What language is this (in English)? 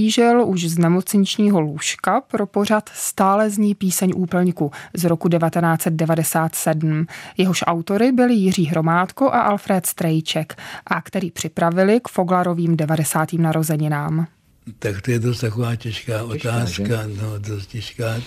Czech